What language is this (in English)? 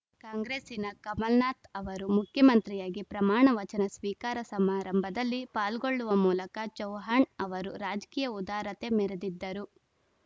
Kannada